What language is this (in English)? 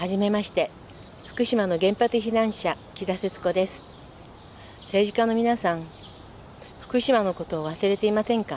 Japanese